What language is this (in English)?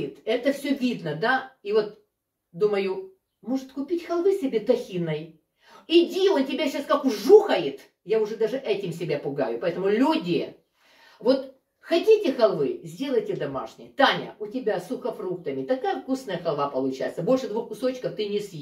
Russian